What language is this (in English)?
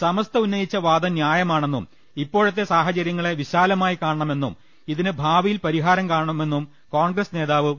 Malayalam